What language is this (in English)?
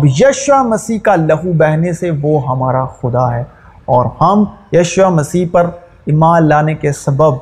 Urdu